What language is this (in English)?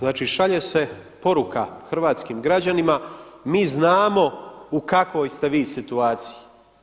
Croatian